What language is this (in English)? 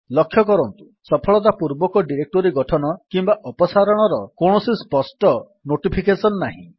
Odia